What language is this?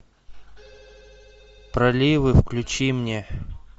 Russian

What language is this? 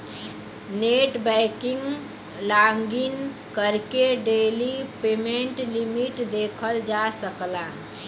Bhojpuri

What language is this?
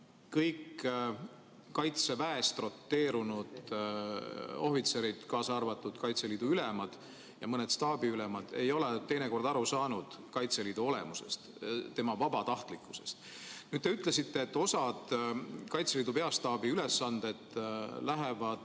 Estonian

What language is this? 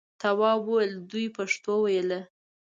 Pashto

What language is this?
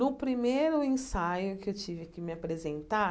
Portuguese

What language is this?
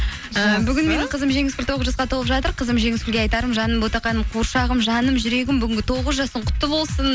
Kazakh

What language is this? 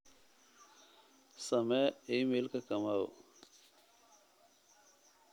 Somali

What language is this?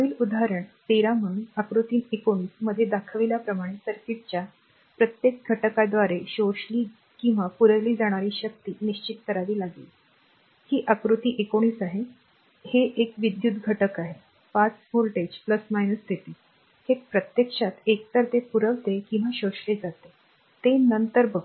Marathi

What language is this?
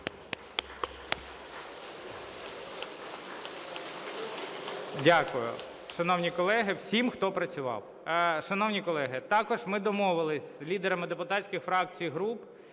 Ukrainian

